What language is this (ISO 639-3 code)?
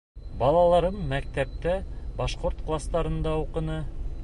bak